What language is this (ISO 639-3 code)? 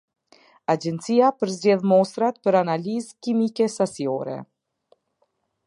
sqi